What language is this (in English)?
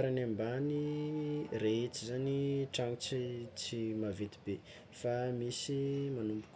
Tsimihety Malagasy